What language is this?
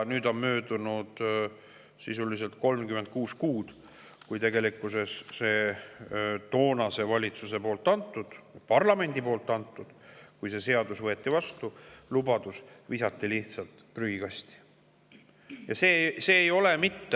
Estonian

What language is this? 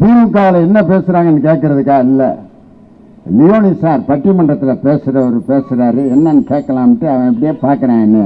Indonesian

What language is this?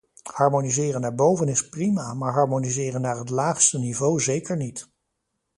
Dutch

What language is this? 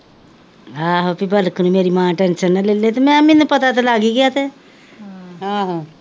Punjabi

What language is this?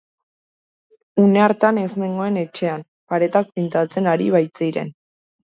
Basque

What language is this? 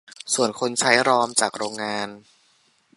Thai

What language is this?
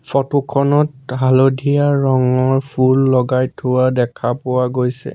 Assamese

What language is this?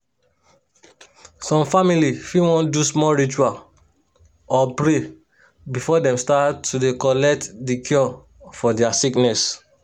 Nigerian Pidgin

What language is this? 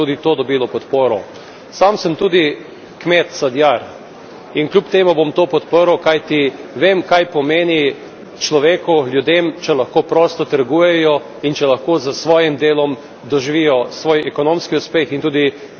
Slovenian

